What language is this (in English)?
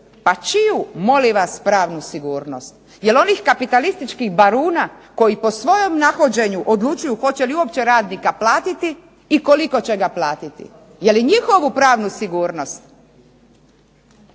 Croatian